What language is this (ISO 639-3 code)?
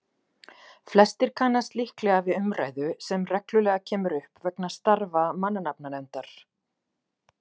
isl